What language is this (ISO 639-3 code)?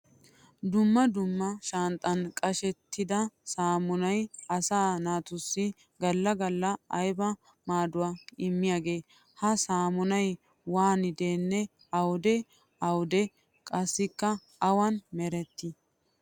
wal